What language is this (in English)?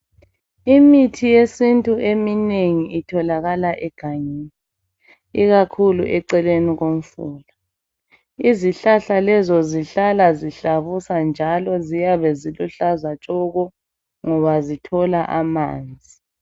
North Ndebele